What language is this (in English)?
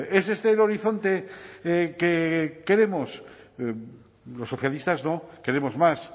Spanish